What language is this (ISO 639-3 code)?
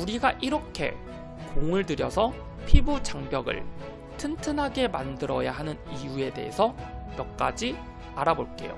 kor